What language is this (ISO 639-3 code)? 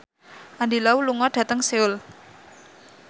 jav